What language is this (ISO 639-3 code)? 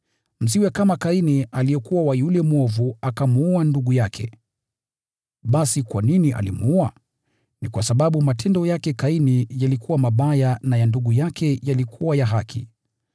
swa